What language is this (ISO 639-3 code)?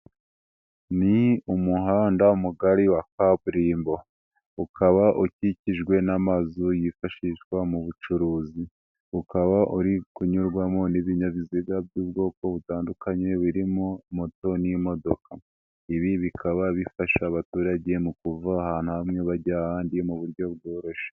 kin